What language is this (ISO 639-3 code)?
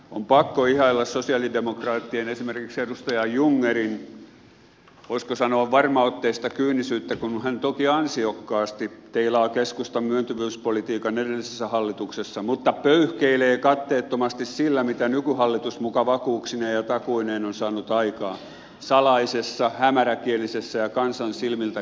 fin